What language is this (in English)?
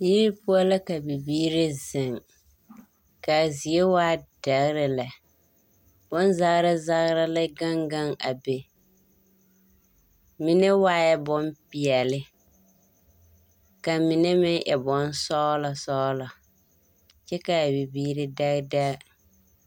Southern Dagaare